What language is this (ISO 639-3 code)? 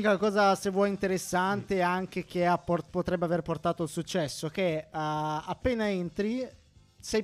ita